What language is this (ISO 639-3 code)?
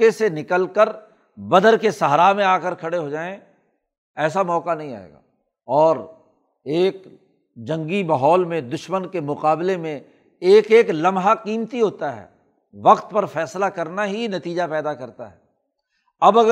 urd